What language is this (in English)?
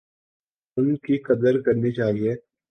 Urdu